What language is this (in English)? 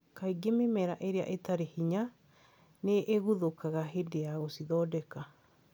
Kikuyu